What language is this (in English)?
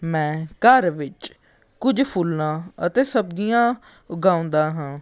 Punjabi